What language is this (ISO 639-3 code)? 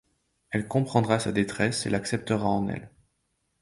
fra